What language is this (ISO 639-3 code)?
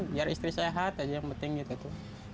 ind